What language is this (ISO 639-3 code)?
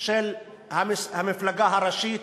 heb